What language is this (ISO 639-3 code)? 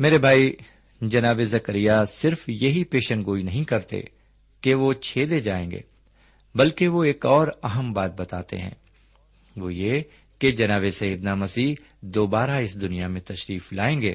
urd